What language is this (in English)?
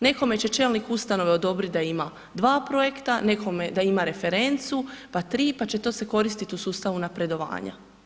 Croatian